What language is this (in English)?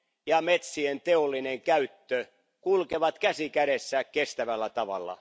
Finnish